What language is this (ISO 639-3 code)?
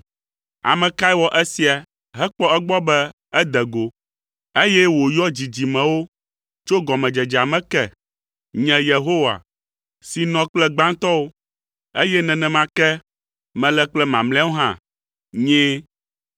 ewe